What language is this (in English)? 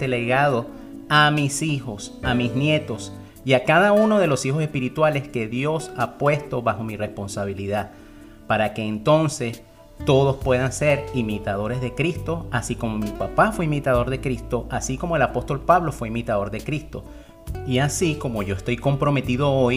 Spanish